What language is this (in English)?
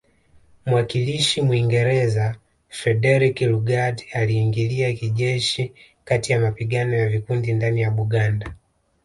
Swahili